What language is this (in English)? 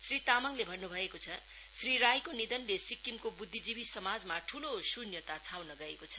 Nepali